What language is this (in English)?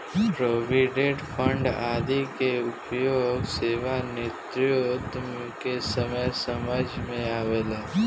Bhojpuri